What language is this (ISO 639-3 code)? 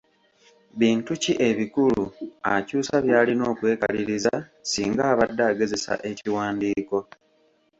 lug